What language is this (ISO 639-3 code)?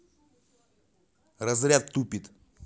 rus